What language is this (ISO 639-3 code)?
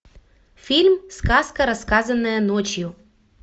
rus